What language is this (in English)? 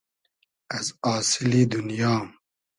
Hazaragi